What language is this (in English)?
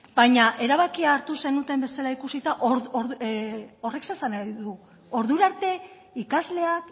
Basque